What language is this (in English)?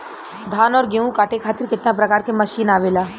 Bhojpuri